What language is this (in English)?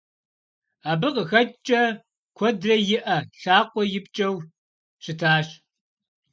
Kabardian